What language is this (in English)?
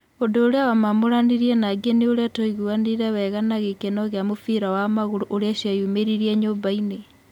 Kikuyu